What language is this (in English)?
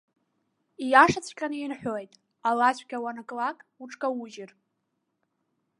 Abkhazian